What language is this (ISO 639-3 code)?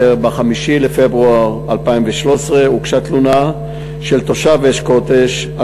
heb